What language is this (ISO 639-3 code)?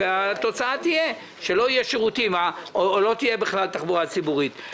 heb